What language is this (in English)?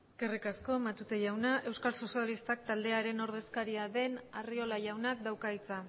Basque